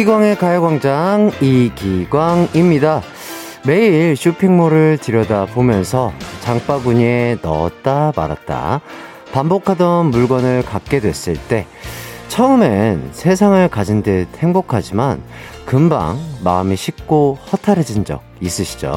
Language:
Korean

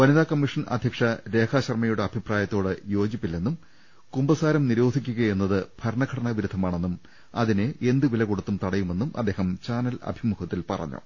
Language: Malayalam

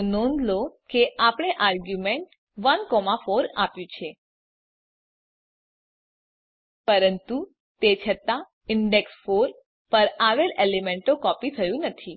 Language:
Gujarati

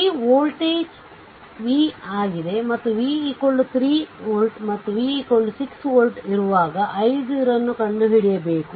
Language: Kannada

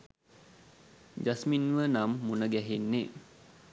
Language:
Sinhala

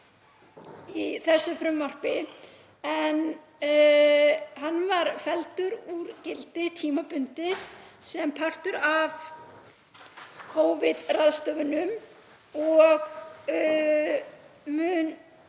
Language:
Icelandic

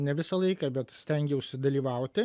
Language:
Lithuanian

